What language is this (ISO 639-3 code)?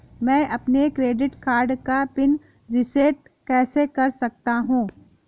hin